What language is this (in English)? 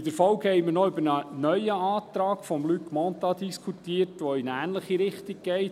Swiss German